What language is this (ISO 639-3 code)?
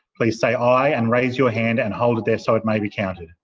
eng